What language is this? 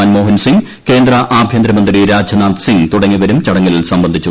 Malayalam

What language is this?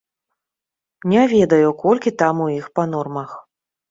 Belarusian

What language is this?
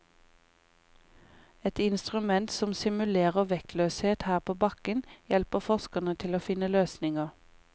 Norwegian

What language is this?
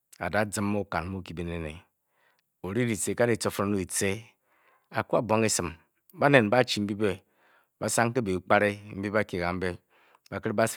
Bokyi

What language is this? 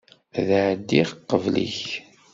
Kabyle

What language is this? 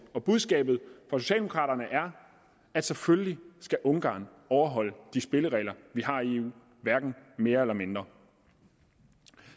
Danish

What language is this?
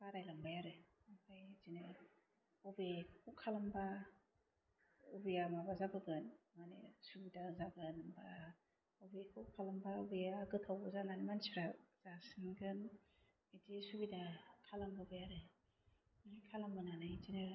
Bodo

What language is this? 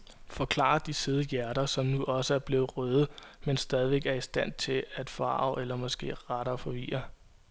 Danish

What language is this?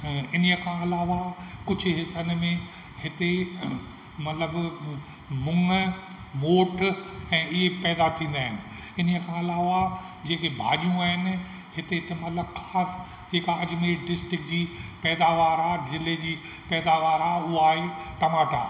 Sindhi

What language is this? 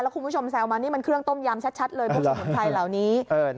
Thai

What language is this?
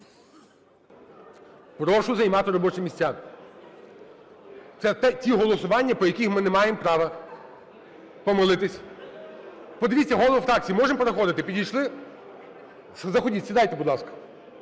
Ukrainian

